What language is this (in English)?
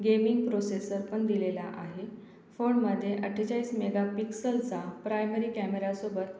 Marathi